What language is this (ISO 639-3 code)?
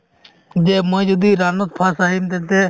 asm